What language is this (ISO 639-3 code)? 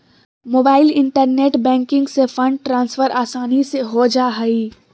mag